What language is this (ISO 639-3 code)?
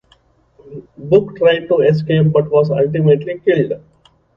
eng